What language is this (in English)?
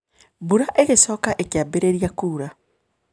Kikuyu